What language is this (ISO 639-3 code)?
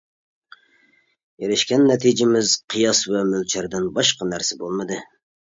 uig